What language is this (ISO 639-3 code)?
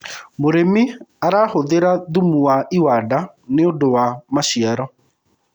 kik